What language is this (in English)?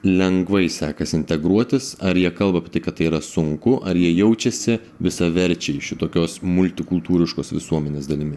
Lithuanian